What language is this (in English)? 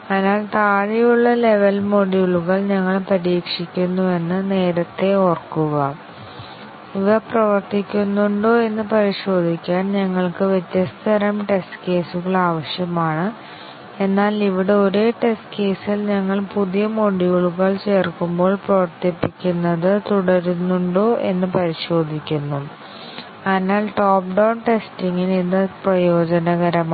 Malayalam